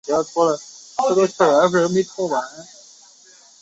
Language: Chinese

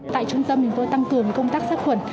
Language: Vietnamese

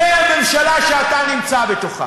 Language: Hebrew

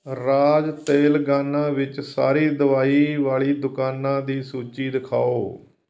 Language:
Punjabi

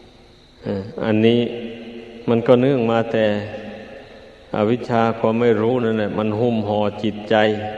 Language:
Thai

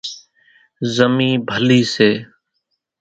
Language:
Kachi Koli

